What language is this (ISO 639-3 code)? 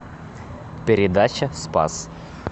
rus